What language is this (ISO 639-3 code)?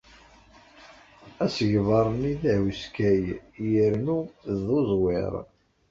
kab